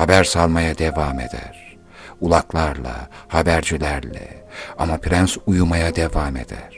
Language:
Turkish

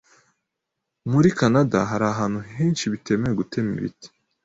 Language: Kinyarwanda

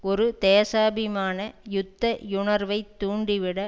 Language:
Tamil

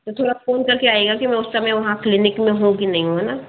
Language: Hindi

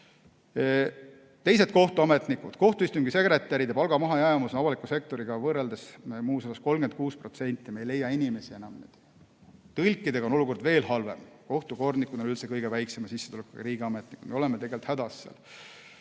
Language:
Estonian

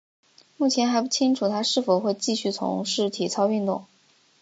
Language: Chinese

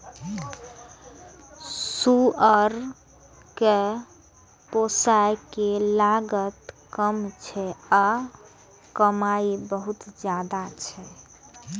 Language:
Maithili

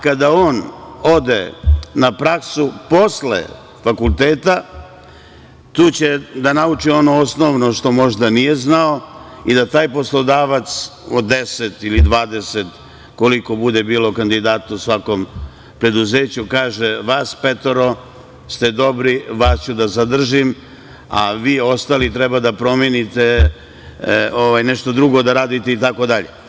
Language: Serbian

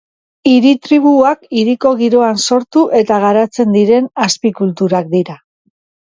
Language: Basque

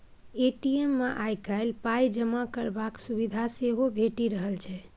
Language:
Maithili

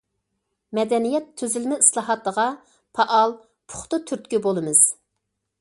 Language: Uyghur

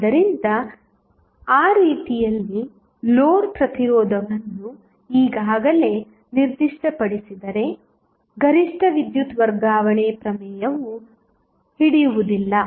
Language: Kannada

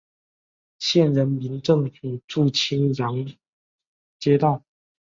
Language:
Chinese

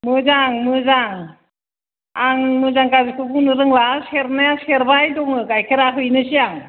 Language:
Bodo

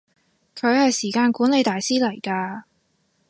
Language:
Cantonese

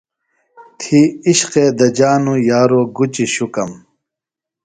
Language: Phalura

